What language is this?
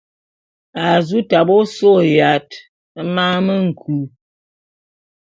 Bulu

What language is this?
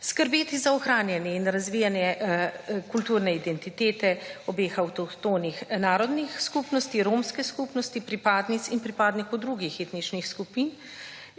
Slovenian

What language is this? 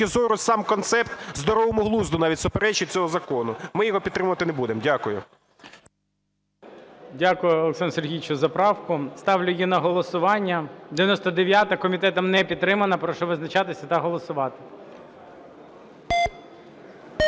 Ukrainian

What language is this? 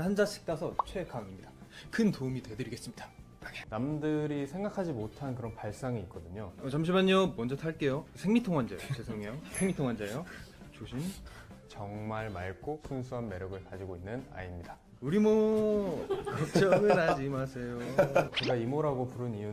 Korean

